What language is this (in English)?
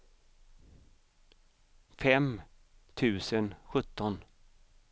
Swedish